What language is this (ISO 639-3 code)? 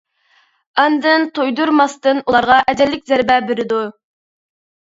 uig